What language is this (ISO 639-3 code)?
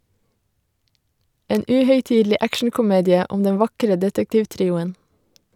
nor